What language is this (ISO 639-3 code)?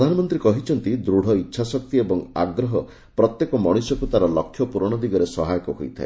ori